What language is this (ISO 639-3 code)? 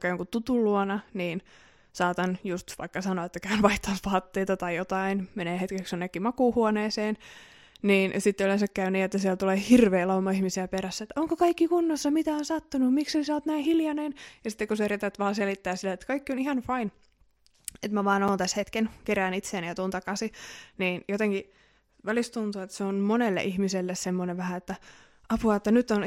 fin